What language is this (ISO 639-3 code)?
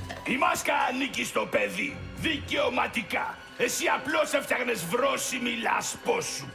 ell